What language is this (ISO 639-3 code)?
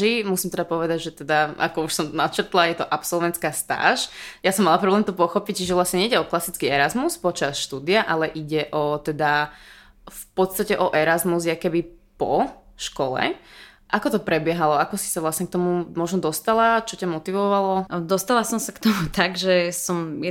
slk